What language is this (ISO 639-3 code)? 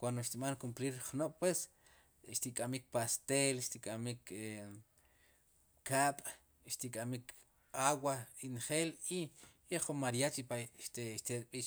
qum